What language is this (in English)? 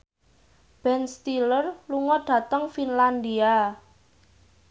Javanese